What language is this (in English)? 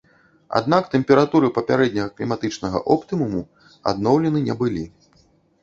Belarusian